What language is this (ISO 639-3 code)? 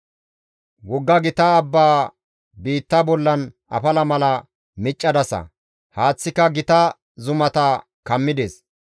gmv